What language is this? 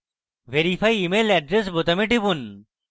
Bangla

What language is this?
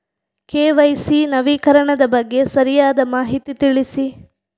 Kannada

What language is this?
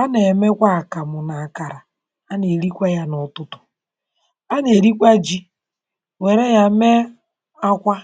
Igbo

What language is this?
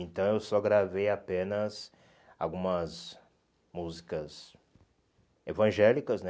Portuguese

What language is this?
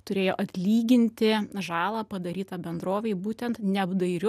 Lithuanian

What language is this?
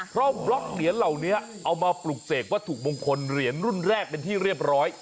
Thai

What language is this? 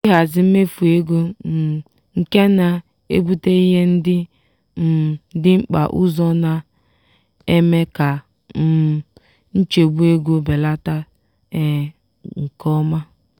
Igbo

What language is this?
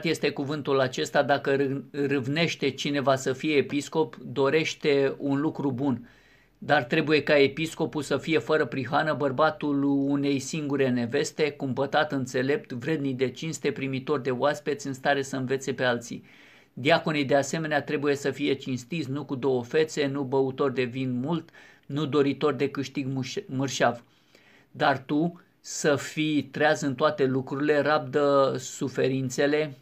Romanian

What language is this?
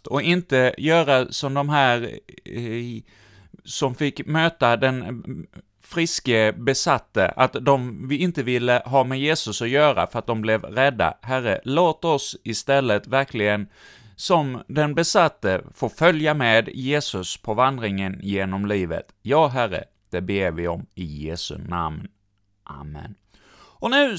Swedish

